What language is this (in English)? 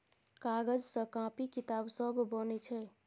Maithili